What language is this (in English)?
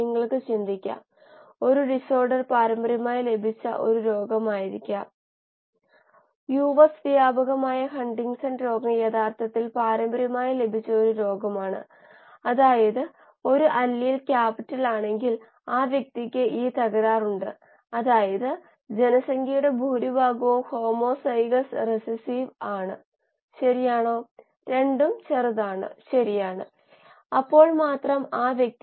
Malayalam